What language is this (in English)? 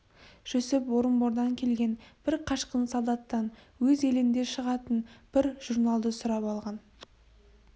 Kazakh